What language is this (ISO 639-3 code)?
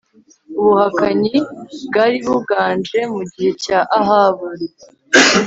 kin